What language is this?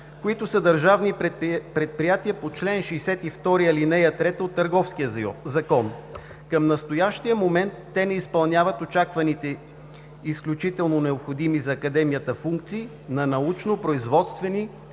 Bulgarian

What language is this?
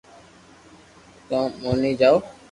Loarki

